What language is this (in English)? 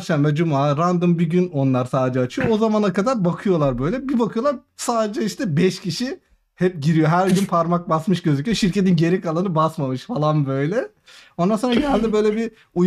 Turkish